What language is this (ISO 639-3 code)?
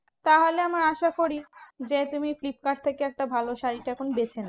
ben